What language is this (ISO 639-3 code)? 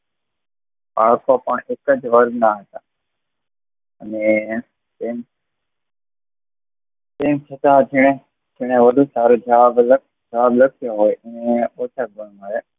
guj